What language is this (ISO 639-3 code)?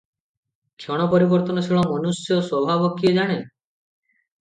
ori